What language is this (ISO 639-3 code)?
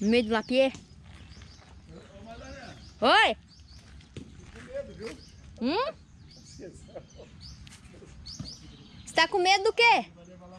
por